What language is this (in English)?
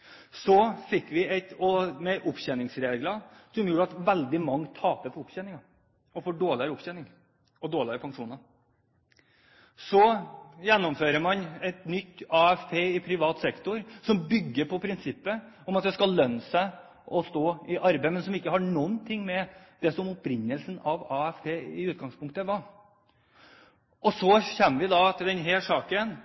Norwegian Bokmål